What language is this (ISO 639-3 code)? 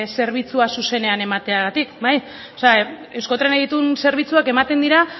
eus